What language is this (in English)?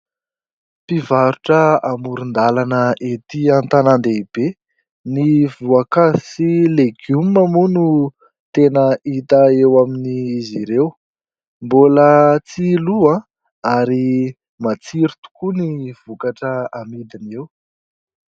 Malagasy